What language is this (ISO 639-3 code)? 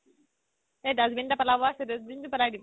asm